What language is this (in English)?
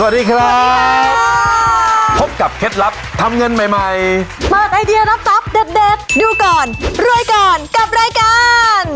Thai